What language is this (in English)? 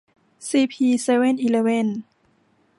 Thai